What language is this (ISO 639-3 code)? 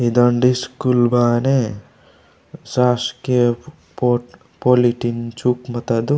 gon